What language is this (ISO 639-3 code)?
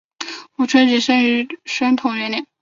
zho